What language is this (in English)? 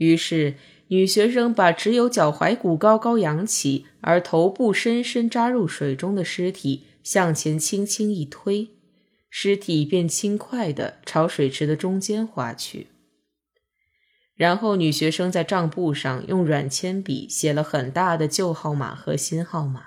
Chinese